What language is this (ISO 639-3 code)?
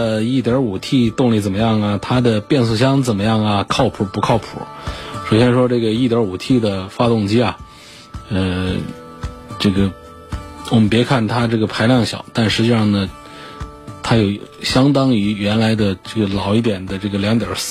zho